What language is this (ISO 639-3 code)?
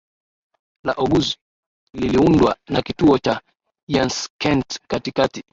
swa